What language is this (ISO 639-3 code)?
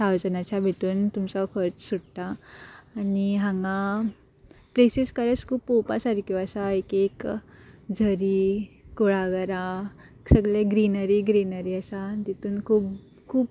kok